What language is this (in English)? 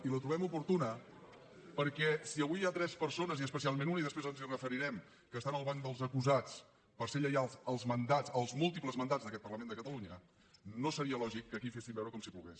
Catalan